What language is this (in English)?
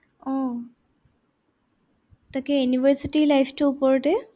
Assamese